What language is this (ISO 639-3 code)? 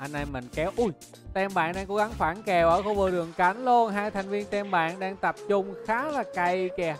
vie